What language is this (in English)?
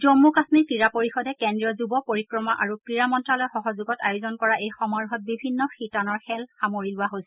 Assamese